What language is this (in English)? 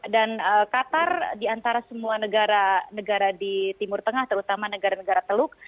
Indonesian